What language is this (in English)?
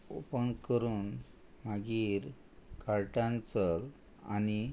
Konkani